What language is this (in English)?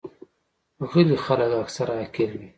Pashto